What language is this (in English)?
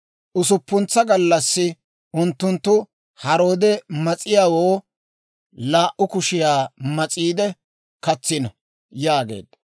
Dawro